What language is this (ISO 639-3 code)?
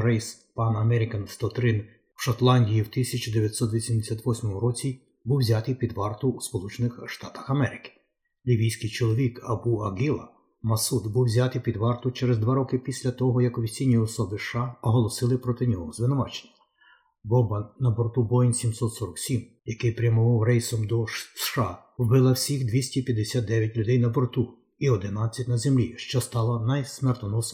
ukr